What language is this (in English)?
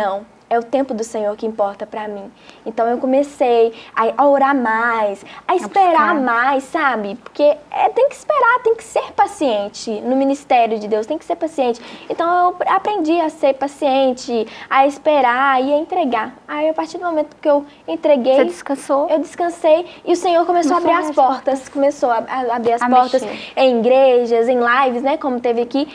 Portuguese